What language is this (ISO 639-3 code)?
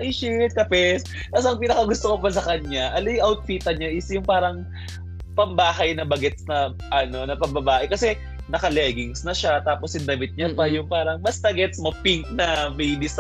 fil